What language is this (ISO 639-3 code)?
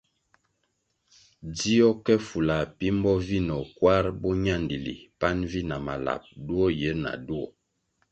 nmg